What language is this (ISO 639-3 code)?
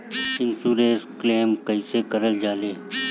bho